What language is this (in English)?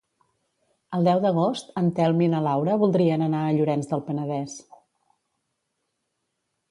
Catalan